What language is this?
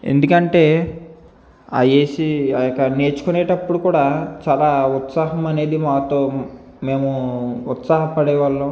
Telugu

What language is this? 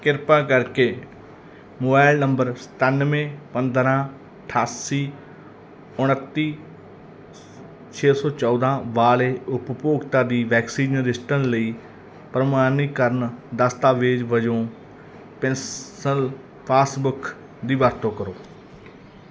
Punjabi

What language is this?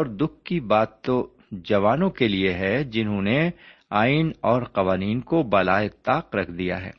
Urdu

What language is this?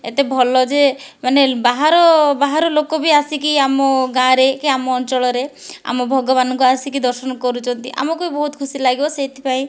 Odia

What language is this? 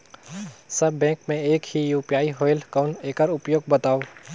Chhattisgarhi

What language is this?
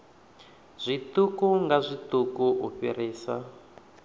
Venda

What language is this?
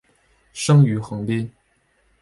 Chinese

